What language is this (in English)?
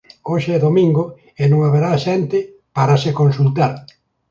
Galician